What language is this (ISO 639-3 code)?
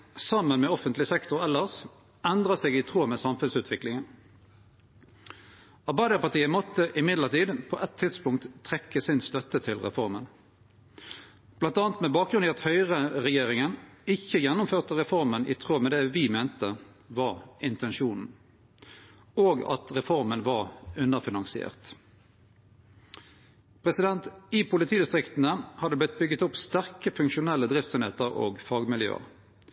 nno